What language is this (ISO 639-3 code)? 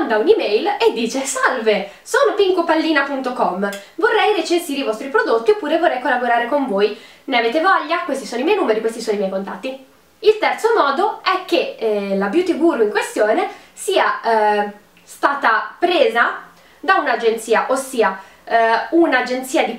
ita